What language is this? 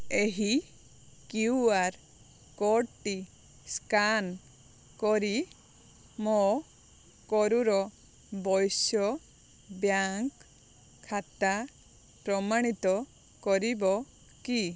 Odia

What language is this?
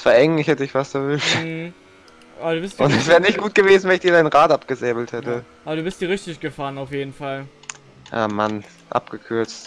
German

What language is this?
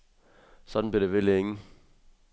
Danish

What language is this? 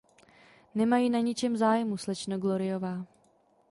Czech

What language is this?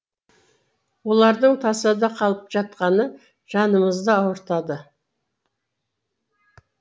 Kazakh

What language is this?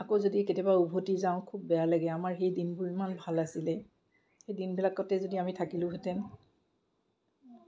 Assamese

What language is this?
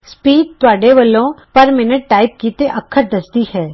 Punjabi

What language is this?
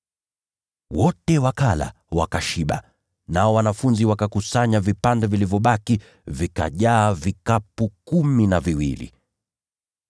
Swahili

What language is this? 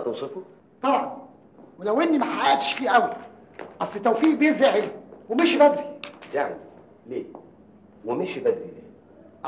Arabic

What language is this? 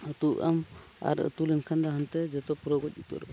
Santali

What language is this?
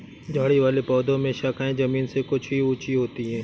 Hindi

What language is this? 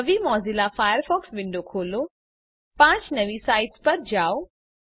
Gujarati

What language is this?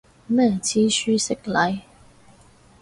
Cantonese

